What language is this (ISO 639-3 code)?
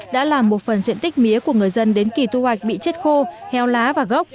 vie